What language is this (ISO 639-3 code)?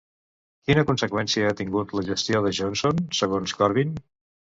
cat